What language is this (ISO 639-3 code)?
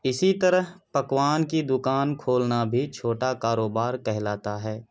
urd